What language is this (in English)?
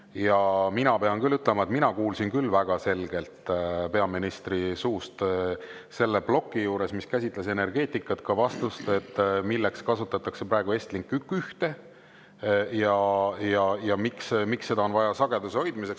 Estonian